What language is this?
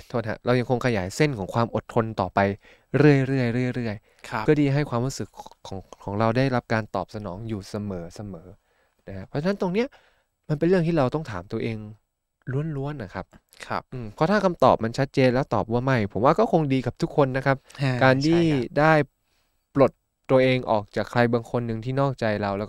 Thai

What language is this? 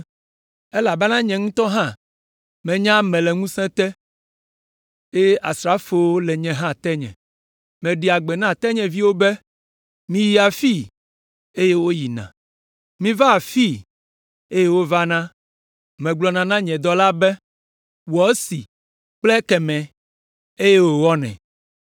Ewe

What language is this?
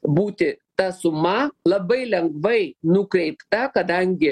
Lithuanian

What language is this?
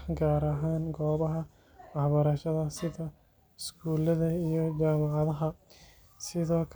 Somali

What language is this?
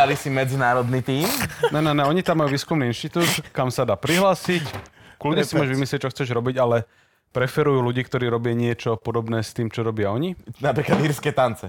Slovak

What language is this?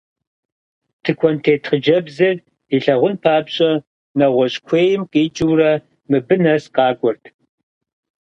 Kabardian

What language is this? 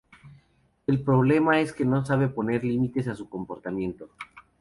Spanish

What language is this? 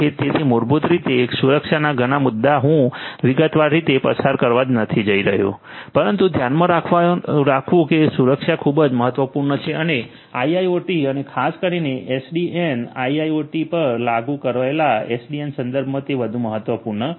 Gujarati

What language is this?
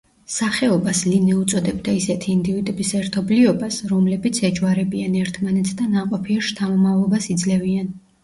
Georgian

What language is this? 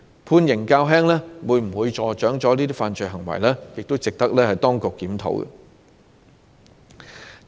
Cantonese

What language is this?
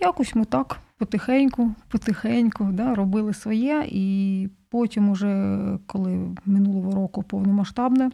Ukrainian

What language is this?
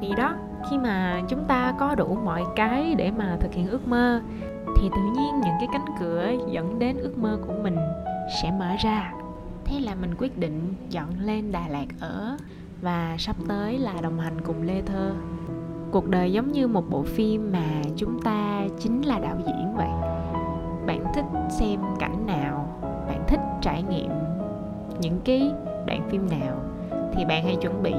Vietnamese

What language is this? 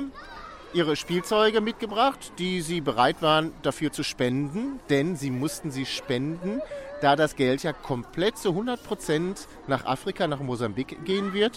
German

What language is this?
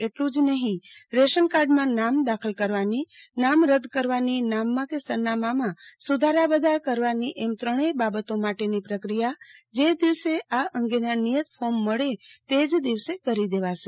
Gujarati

